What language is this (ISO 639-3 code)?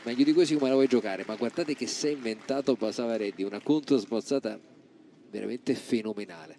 ita